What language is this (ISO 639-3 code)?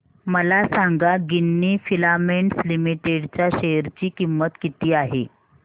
mar